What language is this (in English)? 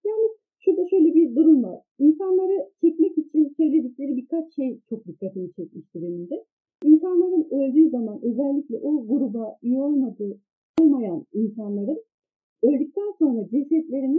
Turkish